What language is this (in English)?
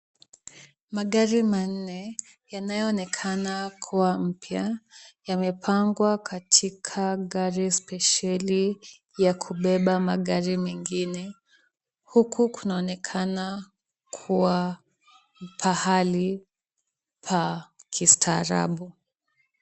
Swahili